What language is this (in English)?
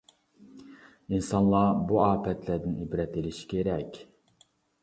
Uyghur